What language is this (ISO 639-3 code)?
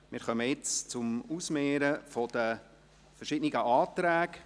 gsw